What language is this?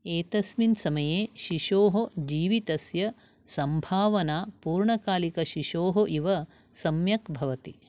Sanskrit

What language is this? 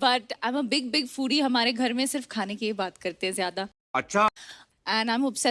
Hindi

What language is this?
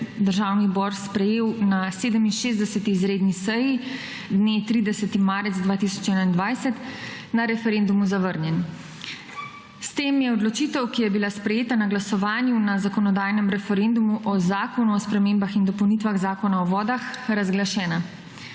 Slovenian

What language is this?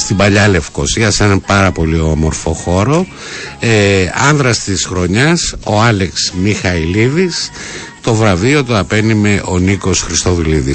Greek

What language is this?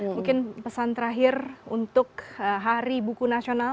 Indonesian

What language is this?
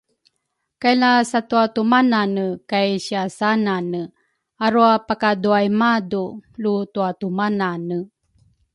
Rukai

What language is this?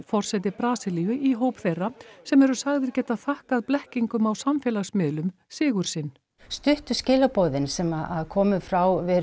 Icelandic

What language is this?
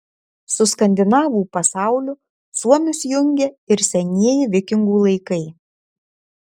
Lithuanian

